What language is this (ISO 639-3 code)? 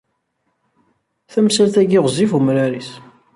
kab